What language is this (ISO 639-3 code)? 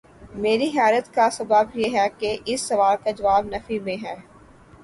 urd